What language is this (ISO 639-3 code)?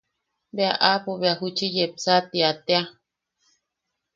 yaq